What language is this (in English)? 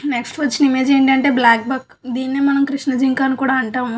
Telugu